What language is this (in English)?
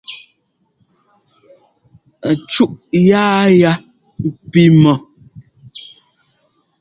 Ngomba